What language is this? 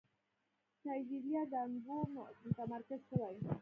Pashto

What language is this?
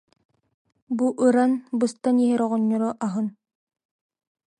Yakut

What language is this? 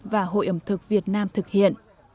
Vietnamese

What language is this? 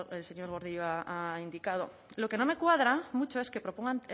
Spanish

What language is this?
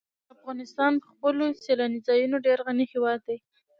Pashto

